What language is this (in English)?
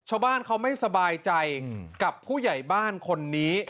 Thai